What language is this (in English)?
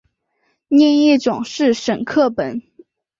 Chinese